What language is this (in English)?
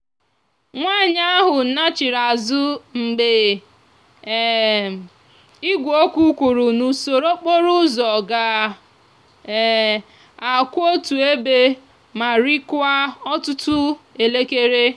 Igbo